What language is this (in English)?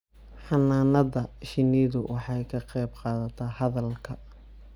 Somali